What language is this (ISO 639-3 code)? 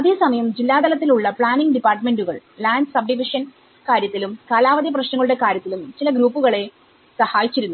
mal